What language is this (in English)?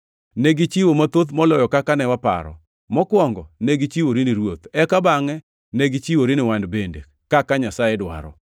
Luo (Kenya and Tanzania)